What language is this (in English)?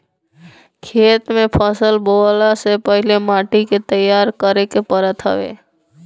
Bhojpuri